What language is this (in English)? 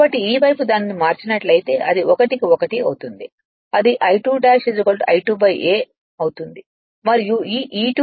Telugu